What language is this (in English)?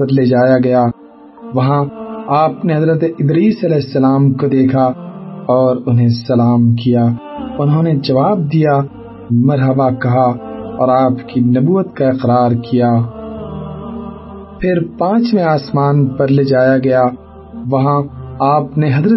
Urdu